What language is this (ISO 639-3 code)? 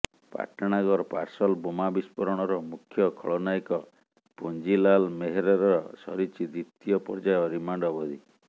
ori